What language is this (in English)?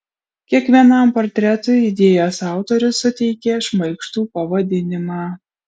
Lithuanian